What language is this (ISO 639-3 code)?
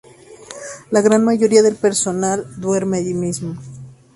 spa